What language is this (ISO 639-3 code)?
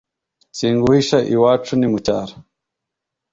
kin